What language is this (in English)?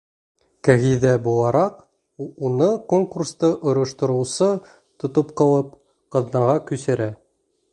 Bashkir